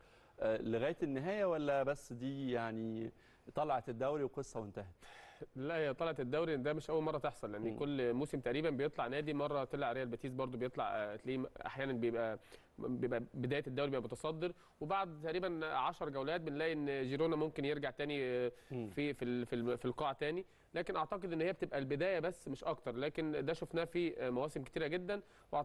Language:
Arabic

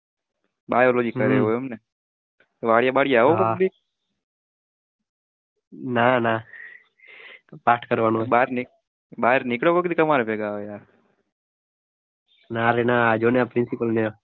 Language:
Gujarati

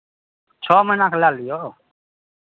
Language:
Maithili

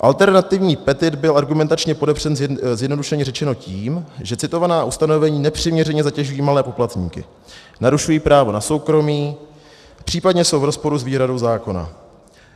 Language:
Czech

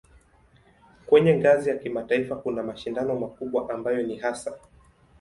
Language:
Swahili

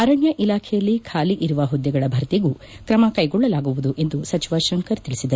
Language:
Kannada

